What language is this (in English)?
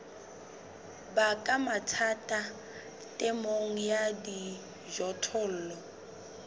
Southern Sotho